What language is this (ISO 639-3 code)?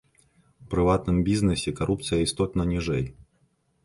bel